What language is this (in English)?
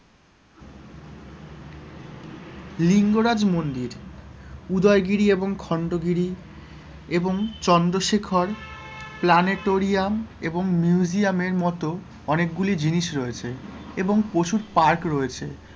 Bangla